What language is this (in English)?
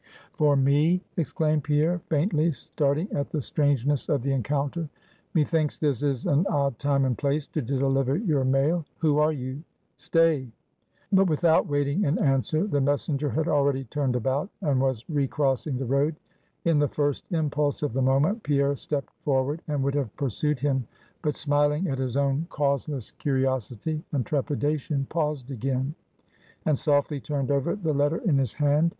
English